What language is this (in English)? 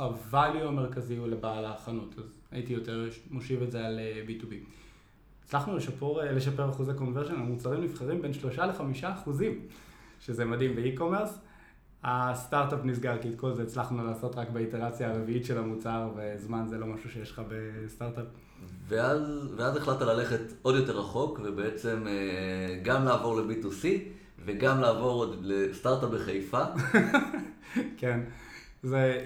Hebrew